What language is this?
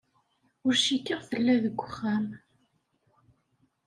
Kabyle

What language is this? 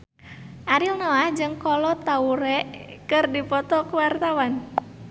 Sundanese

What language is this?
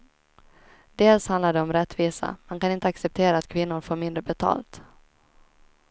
Swedish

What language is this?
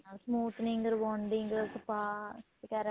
Punjabi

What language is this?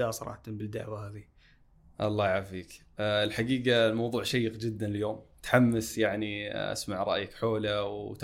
Arabic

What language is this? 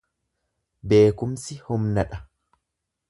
Oromo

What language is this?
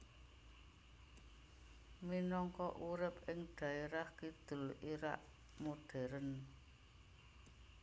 Javanese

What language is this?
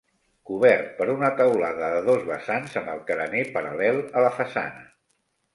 Catalan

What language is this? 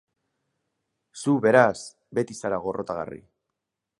Basque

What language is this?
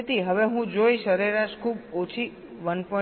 Gujarati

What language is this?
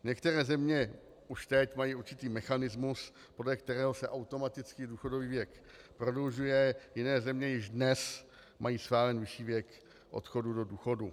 Czech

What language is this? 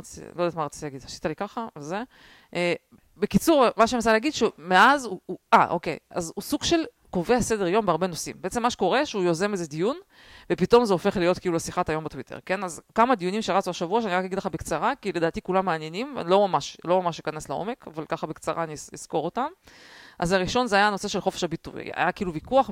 Hebrew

